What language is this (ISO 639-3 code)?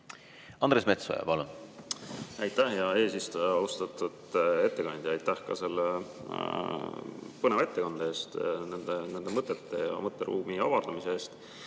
est